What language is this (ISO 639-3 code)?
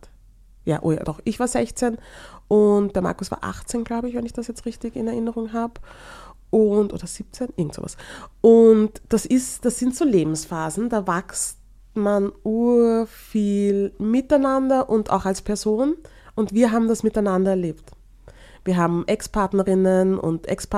deu